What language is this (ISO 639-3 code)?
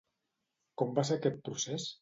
cat